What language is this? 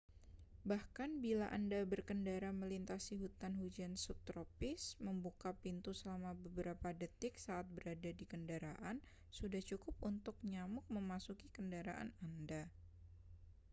Indonesian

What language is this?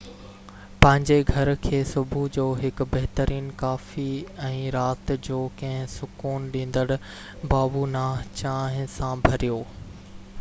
Sindhi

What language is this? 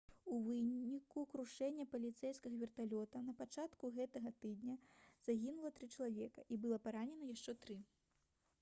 Belarusian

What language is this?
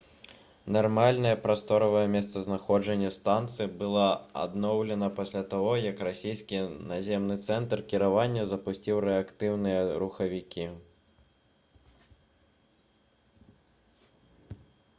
Belarusian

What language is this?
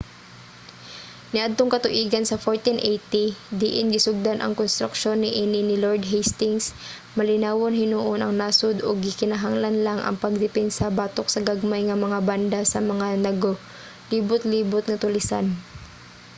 Cebuano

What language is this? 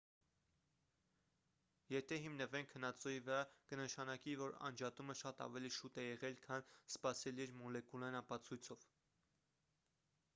Armenian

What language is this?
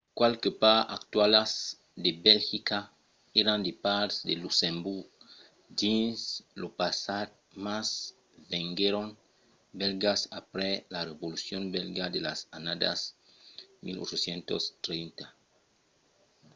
Occitan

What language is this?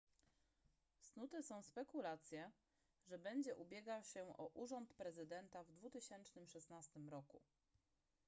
Polish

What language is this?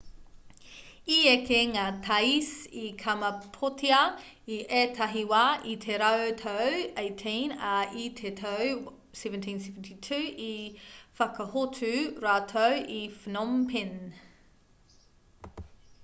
Māori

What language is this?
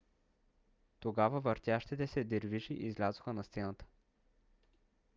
Bulgarian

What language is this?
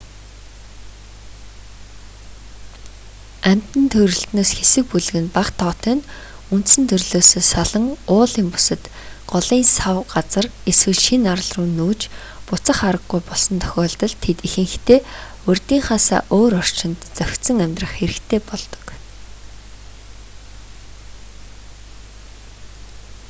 Mongolian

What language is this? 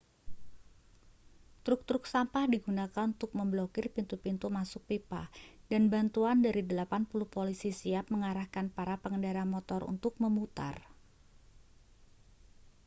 Indonesian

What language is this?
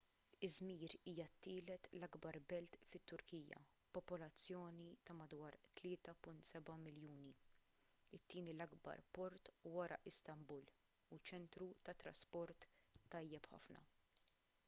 Maltese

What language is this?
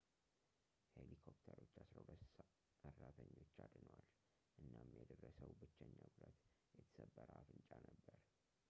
Amharic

